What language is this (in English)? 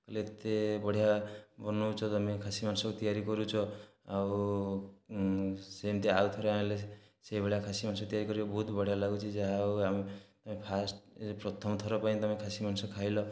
Odia